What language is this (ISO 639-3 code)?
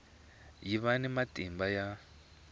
tso